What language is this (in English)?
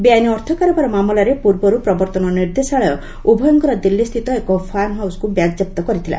Odia